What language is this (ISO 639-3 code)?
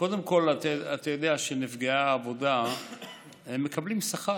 heb